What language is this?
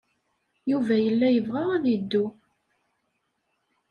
Kabyle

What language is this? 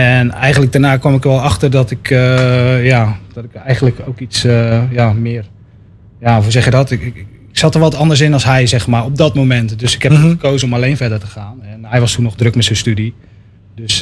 Dutch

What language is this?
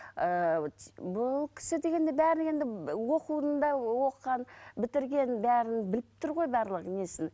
Kazakh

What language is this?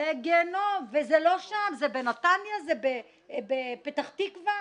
Hebrew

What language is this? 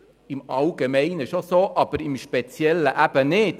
Swiss German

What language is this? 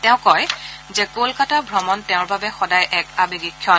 Assamese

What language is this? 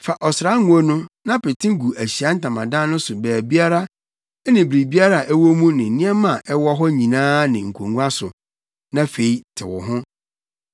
Akan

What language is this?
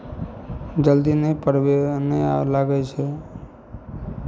Maithili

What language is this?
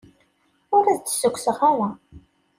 Kabyle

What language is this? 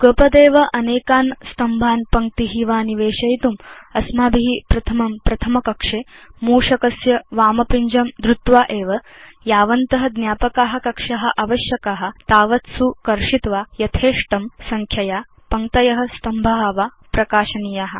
Sanskrit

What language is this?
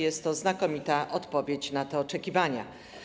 Polish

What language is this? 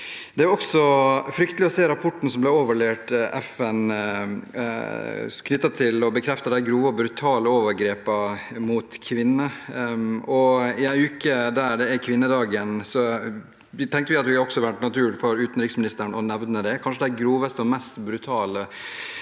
Norwegian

